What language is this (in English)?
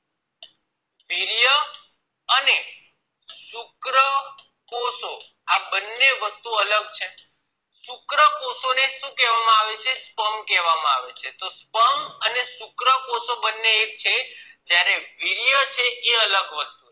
Gujarati